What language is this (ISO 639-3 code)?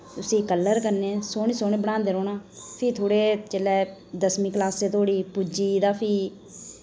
doi